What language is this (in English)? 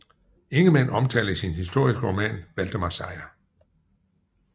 Danish